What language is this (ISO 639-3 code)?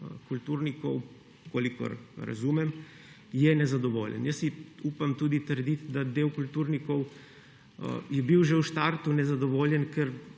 slv